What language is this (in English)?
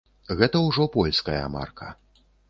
Belarusian